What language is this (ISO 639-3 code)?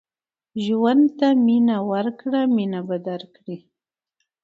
pus